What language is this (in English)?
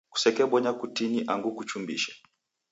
Taita